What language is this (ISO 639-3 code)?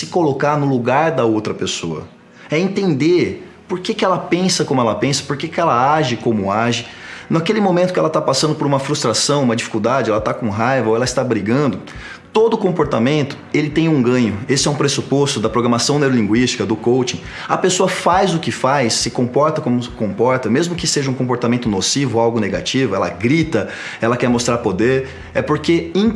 por